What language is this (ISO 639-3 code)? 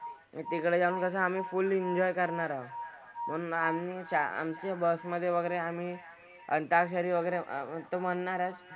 mar